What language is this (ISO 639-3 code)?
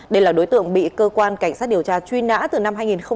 vie